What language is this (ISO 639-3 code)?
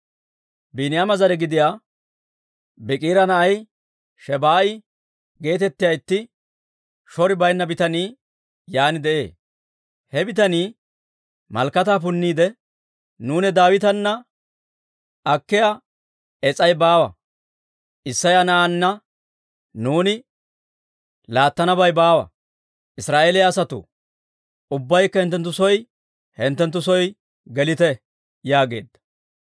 dwr